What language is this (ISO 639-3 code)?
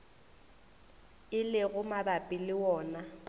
nso